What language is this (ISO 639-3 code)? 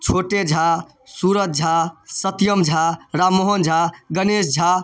mai